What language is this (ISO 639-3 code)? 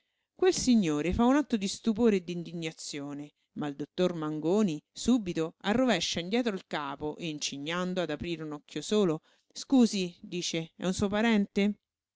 ita